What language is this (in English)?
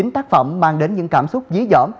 Vietnamese